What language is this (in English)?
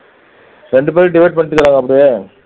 Tamil